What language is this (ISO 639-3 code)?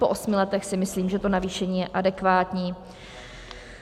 ces